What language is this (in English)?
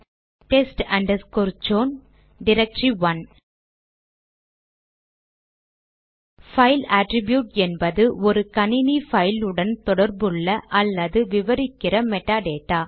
Tamil